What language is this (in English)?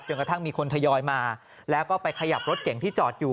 Thai